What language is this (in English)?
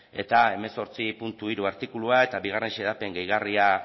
Basque